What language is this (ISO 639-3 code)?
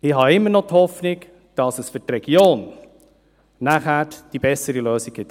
gsw